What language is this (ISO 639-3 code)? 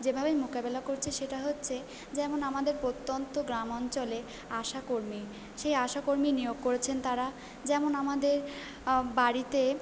ben